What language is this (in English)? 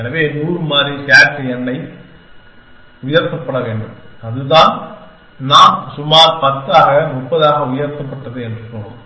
Tamil